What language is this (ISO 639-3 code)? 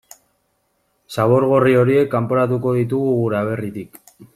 eus